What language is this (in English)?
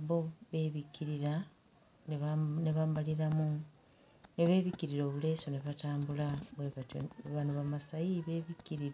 Ganda